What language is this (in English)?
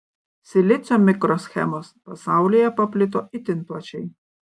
Lithuanian